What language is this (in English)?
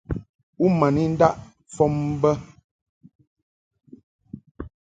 Mungaka